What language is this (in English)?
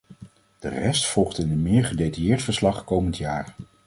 Dutch